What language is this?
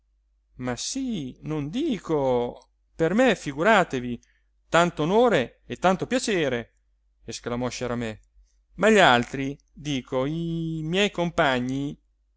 Italian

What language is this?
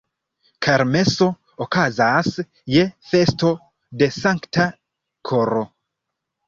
Esperanto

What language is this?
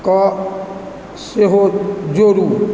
Maithili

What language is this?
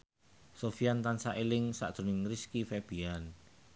Javanese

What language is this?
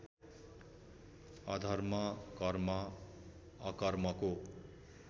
Nepali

